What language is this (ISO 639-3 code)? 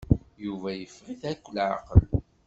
kab